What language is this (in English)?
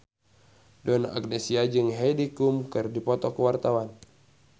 Sundanese